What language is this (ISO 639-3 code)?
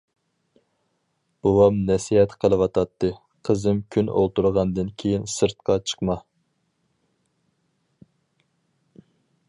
uig